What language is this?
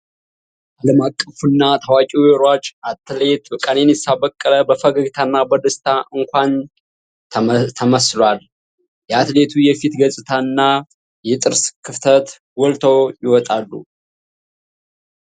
Amharic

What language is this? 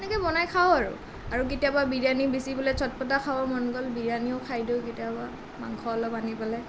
Assamese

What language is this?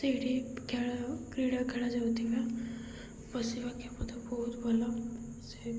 Odia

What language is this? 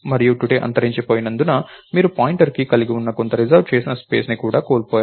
Telugu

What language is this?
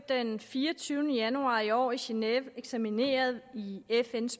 Danish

